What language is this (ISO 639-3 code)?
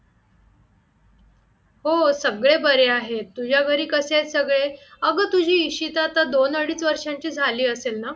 mar